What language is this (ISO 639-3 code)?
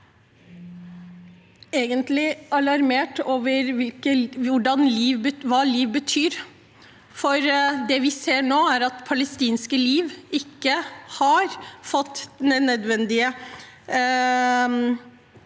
nor